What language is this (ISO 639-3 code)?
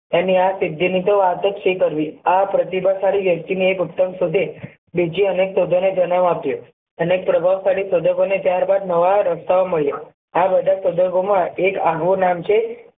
guj